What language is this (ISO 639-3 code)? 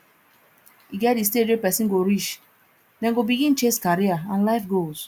pcm